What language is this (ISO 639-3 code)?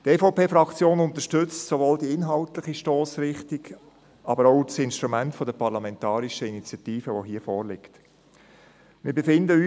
gsw